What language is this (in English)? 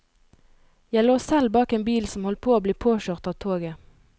Norwegian